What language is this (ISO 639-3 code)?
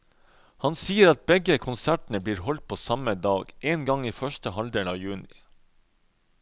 nor